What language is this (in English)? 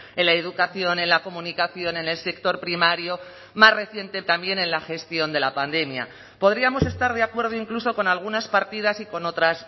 Spanish